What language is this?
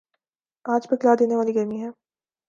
Urdu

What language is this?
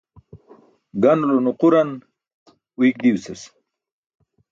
Burushaski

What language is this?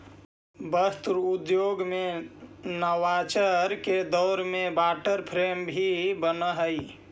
Magahi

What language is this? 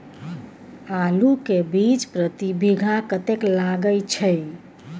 Maithili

